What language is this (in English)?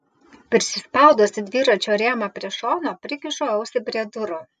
Lithuanian